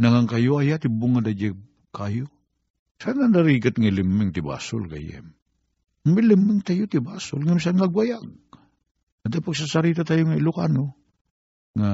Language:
Filipino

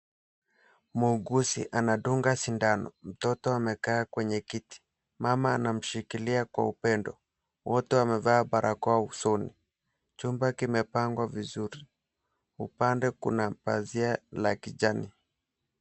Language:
Swahili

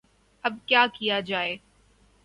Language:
Urdu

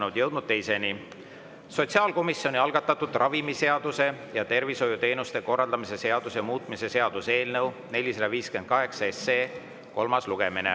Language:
Estonian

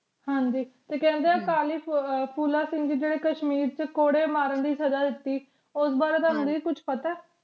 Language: Punjabi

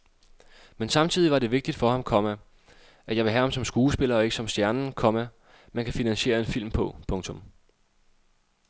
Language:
Danish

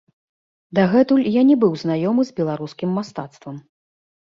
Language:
Belarusian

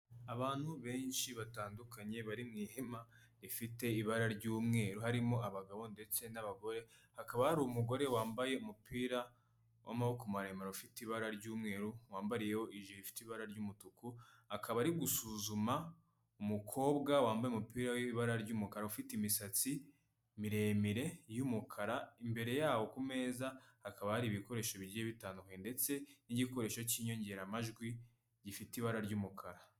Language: Kinyarwanda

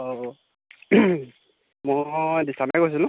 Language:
Assamese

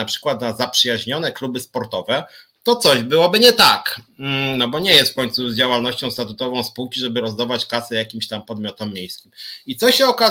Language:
Polish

